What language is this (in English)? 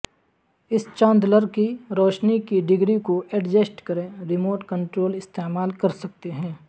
Urdu